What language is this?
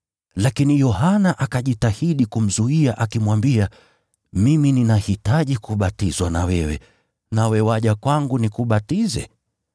Swahili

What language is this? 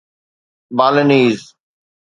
Sindhi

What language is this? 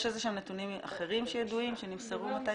Hebrew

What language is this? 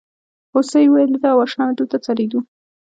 Pashto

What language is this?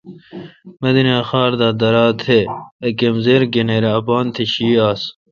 Kalkoti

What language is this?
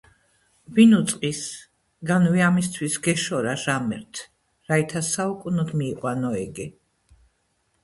Georgian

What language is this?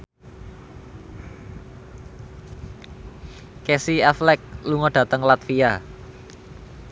Javanese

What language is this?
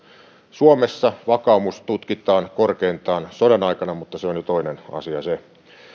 Finnish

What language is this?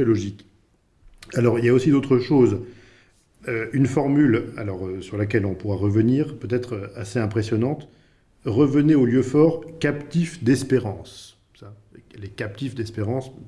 French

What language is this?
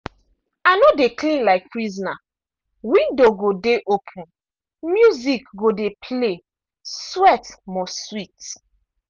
Nigerian Pidgin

